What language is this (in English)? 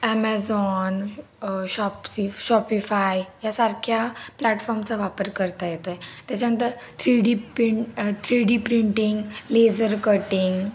Marathi